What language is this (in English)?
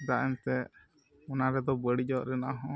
Santali